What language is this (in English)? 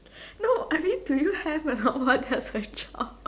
English